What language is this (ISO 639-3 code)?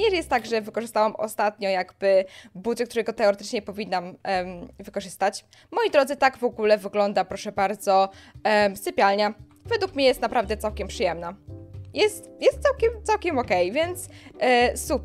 pol